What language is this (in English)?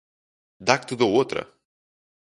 Portuguese